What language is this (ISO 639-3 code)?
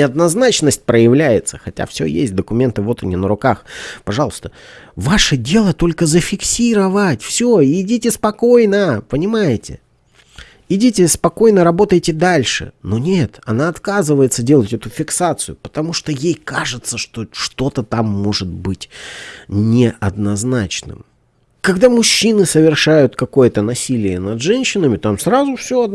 rus